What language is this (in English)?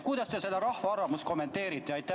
Estonian